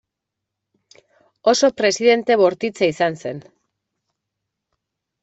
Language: Basque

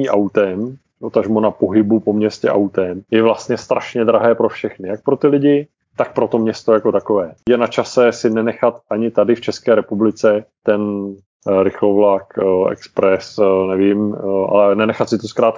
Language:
Czech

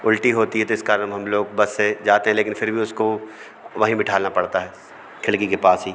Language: Hindi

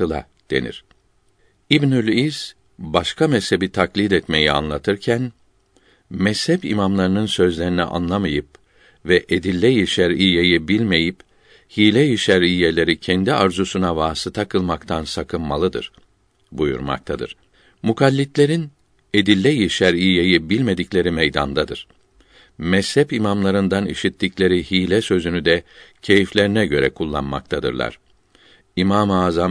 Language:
Turkish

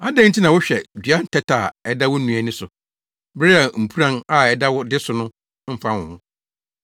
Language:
Akan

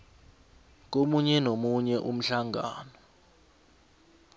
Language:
South Ndebele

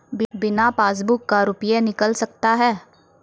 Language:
Maithili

